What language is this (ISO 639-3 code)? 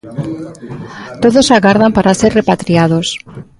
glg